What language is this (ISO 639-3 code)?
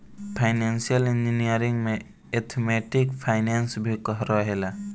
bho